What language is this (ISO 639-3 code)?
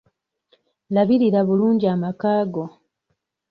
lug